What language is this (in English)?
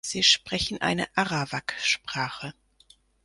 German